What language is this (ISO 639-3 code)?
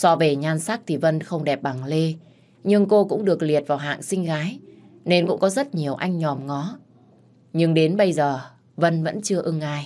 vie